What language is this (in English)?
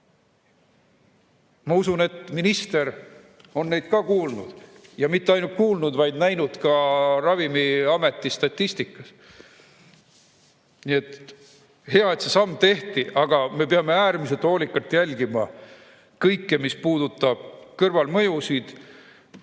Estonian